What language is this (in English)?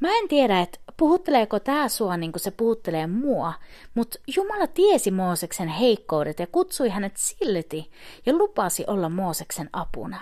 Finnish